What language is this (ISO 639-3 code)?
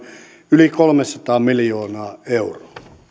fin